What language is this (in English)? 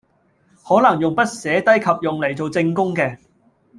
Cantonese